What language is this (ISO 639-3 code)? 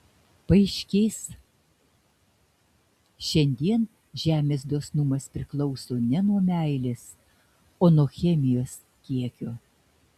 lit